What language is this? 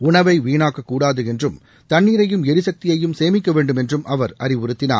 Tamil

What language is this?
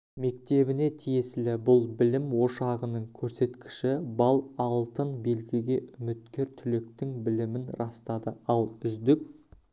Kazakh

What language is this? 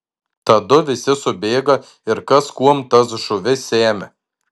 Lithuanian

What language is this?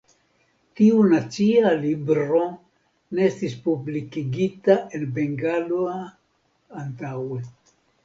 Esperanto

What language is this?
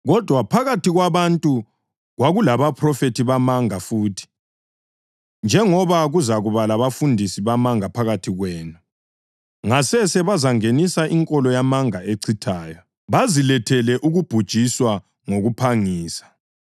North Ndebele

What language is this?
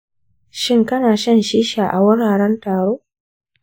Hausa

